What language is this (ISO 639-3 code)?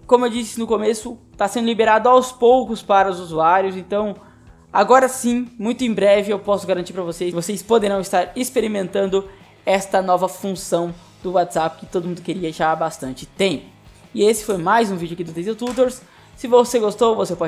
por